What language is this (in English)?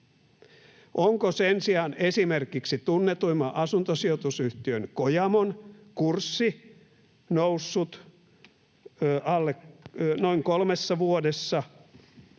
Finnish